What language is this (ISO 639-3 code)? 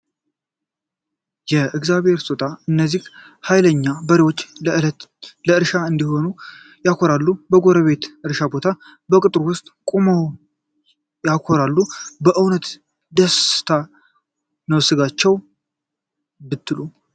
amh